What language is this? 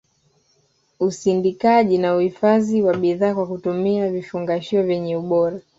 Swahili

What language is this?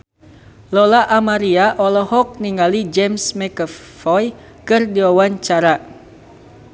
Sundanese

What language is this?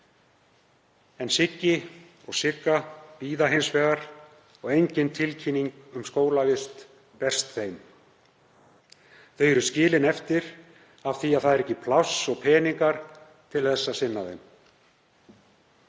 Icelandic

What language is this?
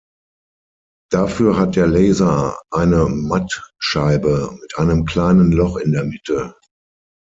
German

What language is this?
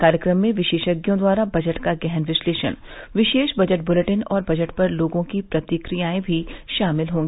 Hindi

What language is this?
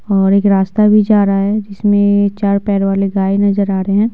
Hindi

